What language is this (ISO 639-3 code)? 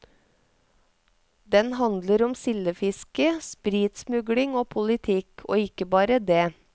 nor